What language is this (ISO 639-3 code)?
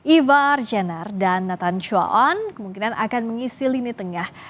ind